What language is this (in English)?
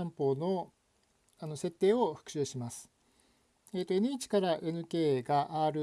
Japanese